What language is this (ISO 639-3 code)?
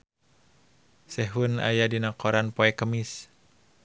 sun